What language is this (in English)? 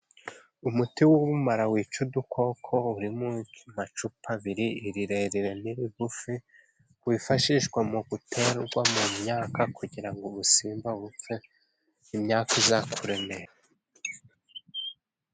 Kinyarwanda